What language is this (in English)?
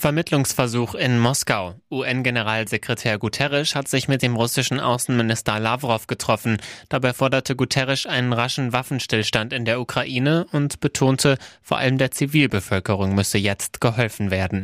German